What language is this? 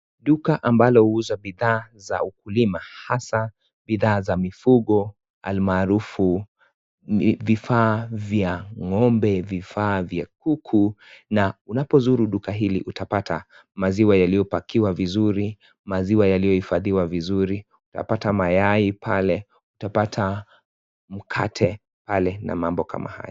Swahili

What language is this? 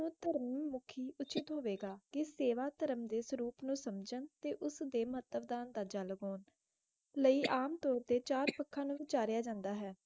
Punjabi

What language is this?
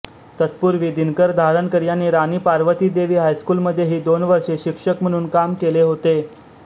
Marathi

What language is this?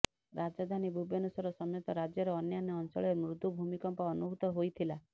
Odia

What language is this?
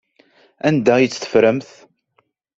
Kabyle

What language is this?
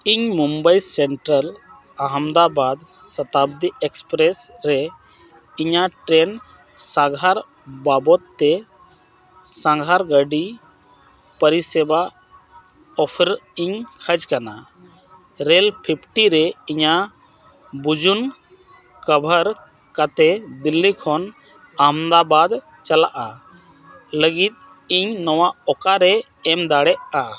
Santali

